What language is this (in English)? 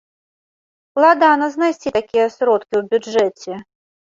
Belarusian